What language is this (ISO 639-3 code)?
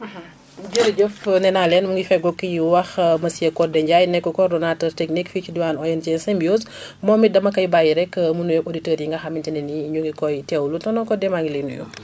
wol